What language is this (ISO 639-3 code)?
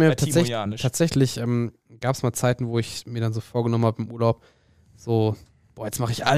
deu